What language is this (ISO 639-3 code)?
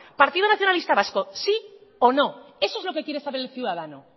spa